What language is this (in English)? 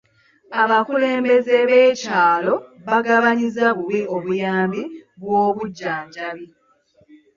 Ganda